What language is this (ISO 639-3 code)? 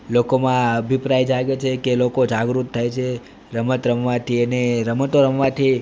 guj